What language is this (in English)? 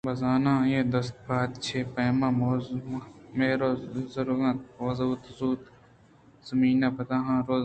Eastern Balochi